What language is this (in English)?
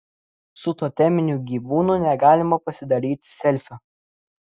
Lithuanian